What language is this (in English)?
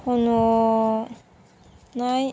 Bodo